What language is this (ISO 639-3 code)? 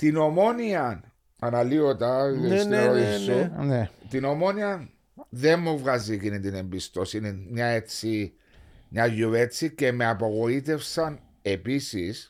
ell